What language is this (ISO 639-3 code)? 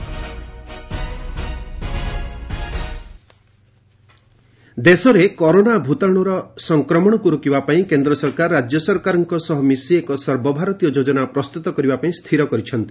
ori